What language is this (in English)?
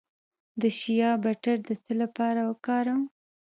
Pashto